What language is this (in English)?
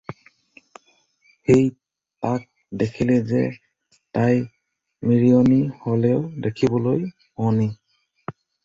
Assamese